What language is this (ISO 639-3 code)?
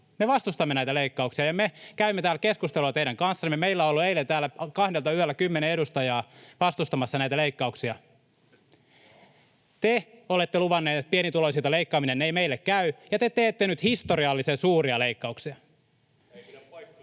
fin